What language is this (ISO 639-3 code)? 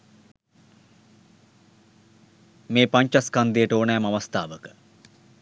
sin